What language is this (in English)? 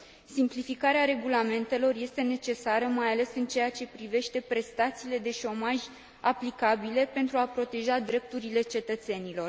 Romanian